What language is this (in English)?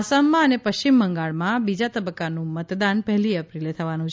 Gujarati